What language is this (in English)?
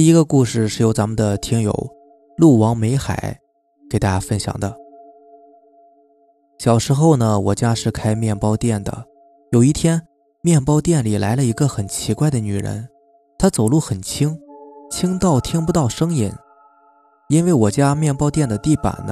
Chinese